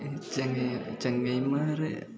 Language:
Malayalam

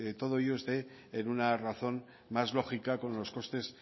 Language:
Spanish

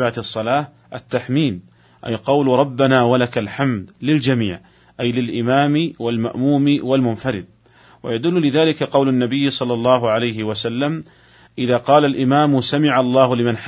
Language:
Arabic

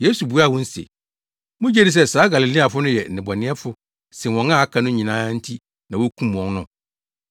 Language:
Akan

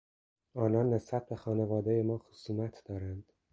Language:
Persian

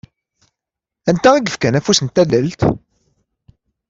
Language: Kabyle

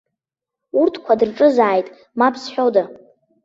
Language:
Abkhazian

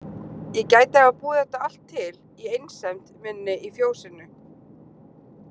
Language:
Icelandic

